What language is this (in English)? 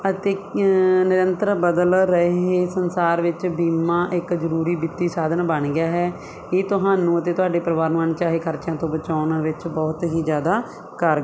Punjabi